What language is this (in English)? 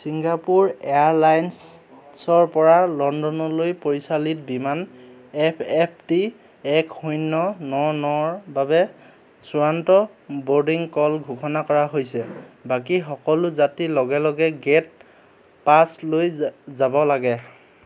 Assamese